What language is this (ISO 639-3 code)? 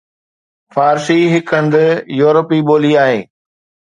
snd